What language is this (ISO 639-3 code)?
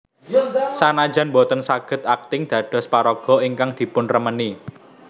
jav